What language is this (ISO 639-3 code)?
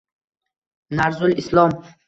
uzb